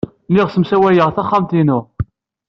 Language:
Kabyle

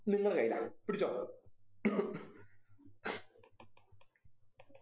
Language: Malayalam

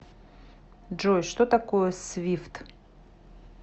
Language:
Russian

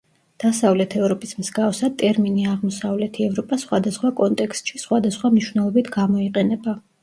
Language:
Georgian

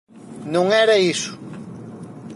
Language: Galician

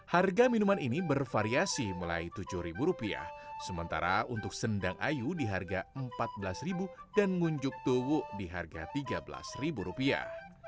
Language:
Indonesian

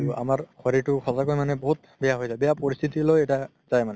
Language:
Assamese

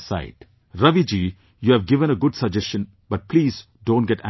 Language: English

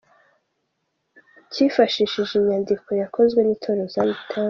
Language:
Kinyarwanda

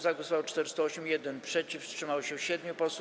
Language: Polish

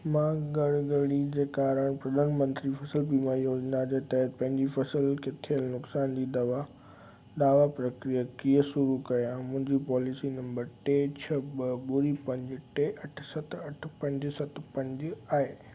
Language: Sindhi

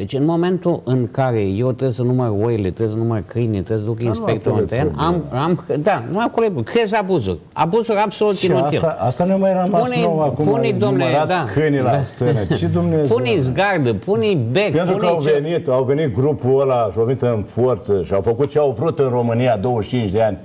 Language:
Romanian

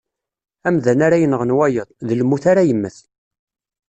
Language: Kabyle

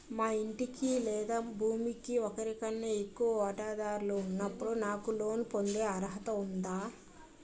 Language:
Telugu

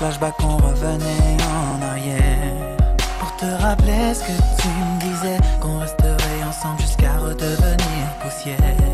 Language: Czech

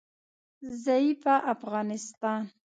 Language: Pashto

